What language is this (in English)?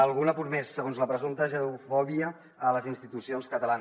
Catalan